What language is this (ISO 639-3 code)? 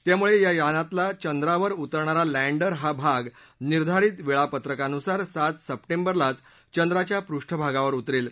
mar